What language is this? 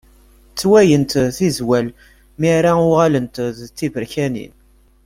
Kabyle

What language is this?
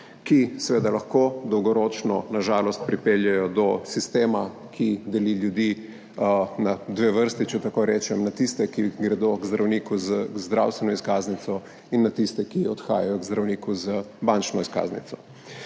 Slovenian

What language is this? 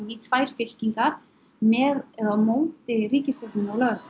Icelandic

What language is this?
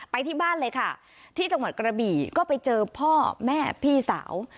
Thai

